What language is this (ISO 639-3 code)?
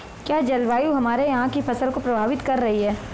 hin